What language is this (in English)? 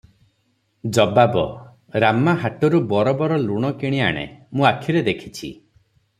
Odia